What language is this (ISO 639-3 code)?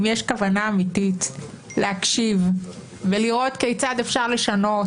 heb